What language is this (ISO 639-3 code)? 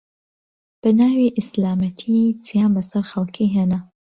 ckb